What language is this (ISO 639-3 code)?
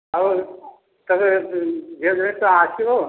ori